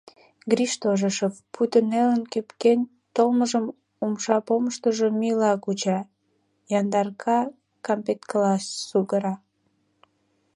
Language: Mari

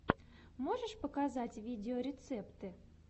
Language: Russian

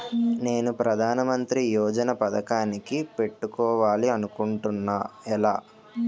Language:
Telugu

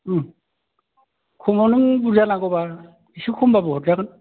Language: Bodo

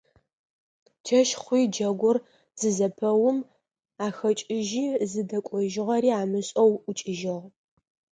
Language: Adyghe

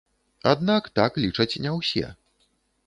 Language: Belarusian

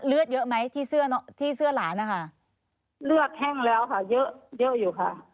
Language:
Thai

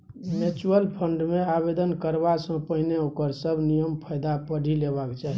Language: Maithili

